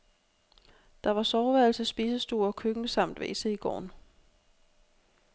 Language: Danish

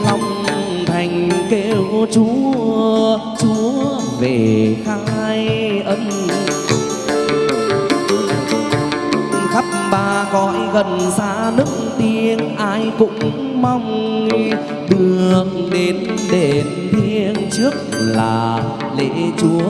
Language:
Vietnamese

